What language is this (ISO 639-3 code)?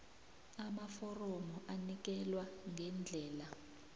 nbl